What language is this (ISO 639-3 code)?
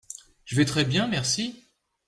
fra